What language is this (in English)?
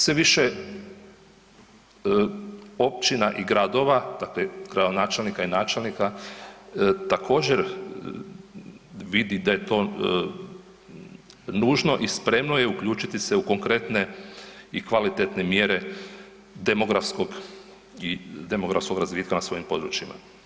Croatian